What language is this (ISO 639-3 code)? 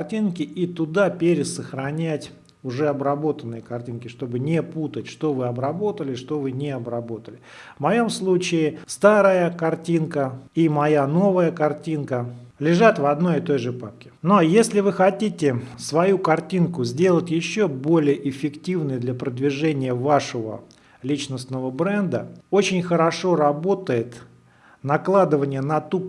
rus